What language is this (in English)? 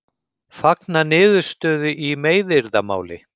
Icelandic